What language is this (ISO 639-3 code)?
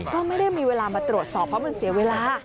tha